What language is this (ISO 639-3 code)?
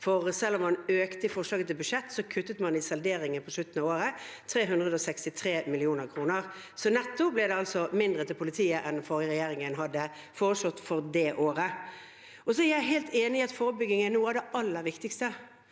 nor